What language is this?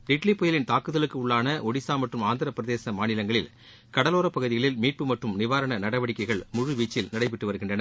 Tamil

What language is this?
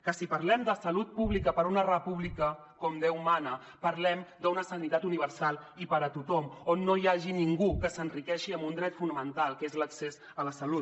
Catalan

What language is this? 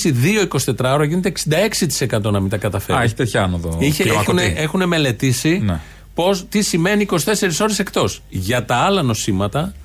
Greek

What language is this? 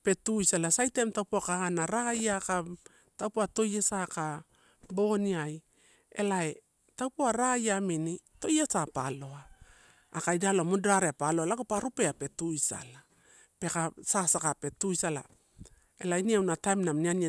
Torau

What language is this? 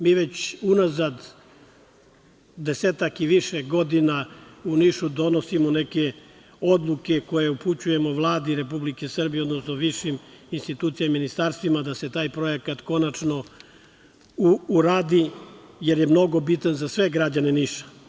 Serbian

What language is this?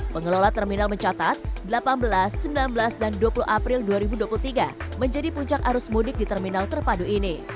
Indonesian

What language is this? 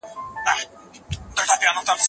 Pashto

